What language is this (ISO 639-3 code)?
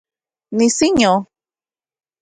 ncx